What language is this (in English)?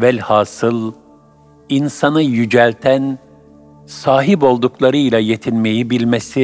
Turkish